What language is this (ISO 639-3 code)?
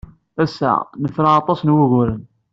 kab